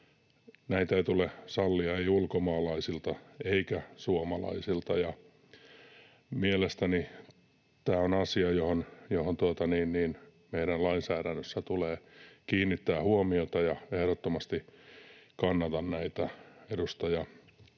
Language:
Finnish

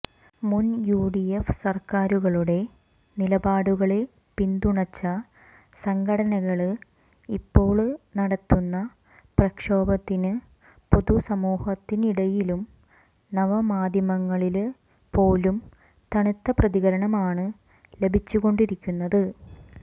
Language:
Malayalam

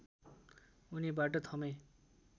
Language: Nepali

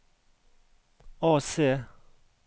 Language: Norwegian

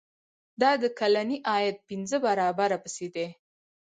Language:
Pashto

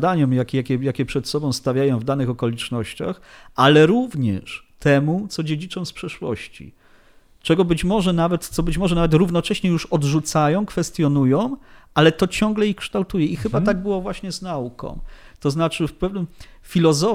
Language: Polish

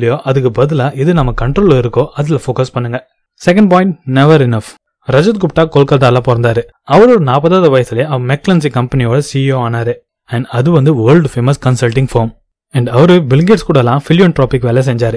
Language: Tamil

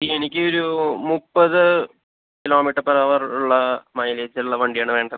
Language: Malayalam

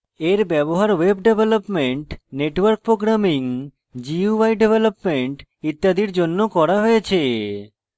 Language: Bangla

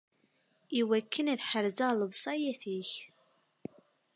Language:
Kabyle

